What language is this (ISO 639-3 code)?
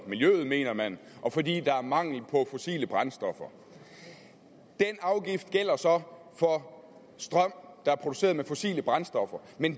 dan